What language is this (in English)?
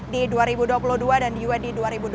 Indonesian